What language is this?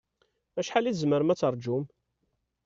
Kabyle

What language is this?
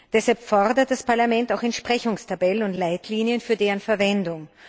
German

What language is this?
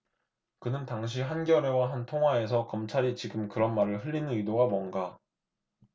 Korean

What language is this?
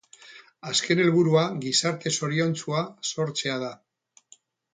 Basque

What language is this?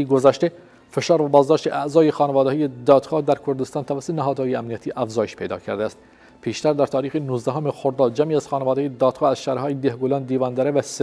Persian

